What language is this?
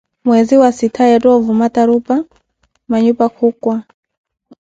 Koti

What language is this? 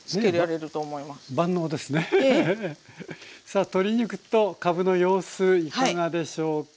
Japanese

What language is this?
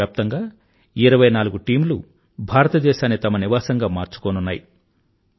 Telugu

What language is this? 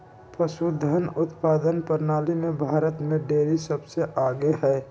Magahi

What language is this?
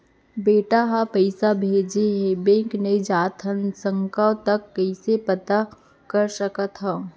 Chhattisgarhi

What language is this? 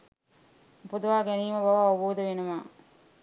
Sinhala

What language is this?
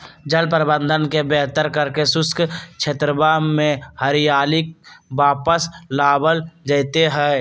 Magahi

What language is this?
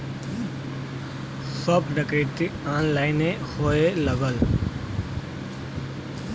Bhojpuri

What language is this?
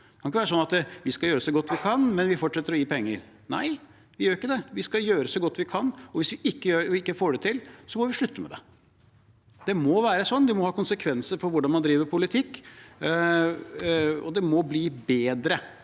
Norwegian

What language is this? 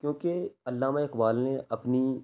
Urdu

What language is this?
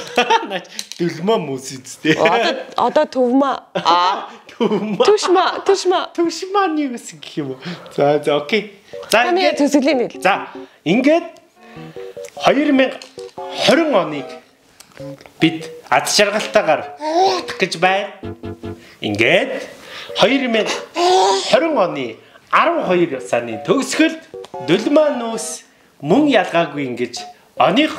German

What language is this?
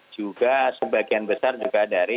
Indonesian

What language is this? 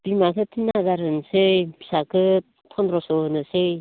Bodo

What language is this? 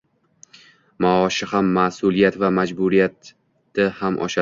Uzbek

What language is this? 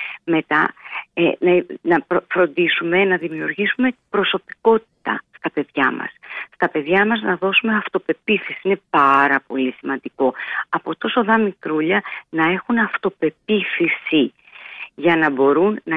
Greek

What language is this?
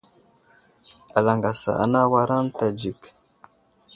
Wuzlam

